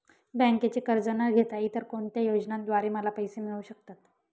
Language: Marathi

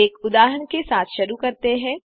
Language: Hindi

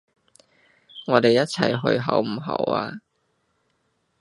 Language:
Cantonese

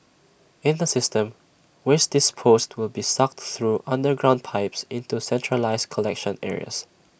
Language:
English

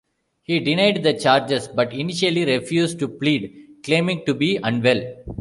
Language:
English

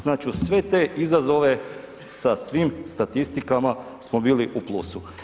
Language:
Croatian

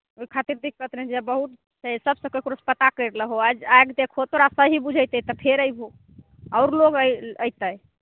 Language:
Maithili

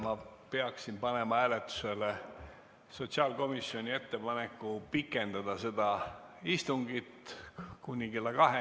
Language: Estonian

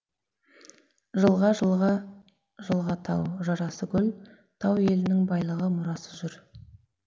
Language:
Kazakh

